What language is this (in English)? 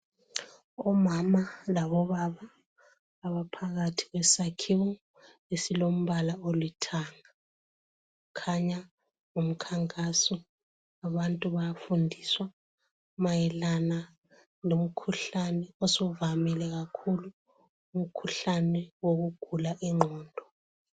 North Ndebele